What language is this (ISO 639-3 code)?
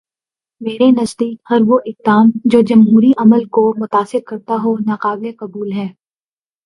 urd